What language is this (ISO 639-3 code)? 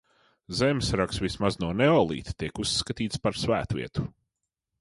lav